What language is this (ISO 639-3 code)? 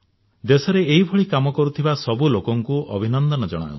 ori